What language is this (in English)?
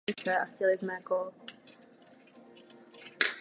Czech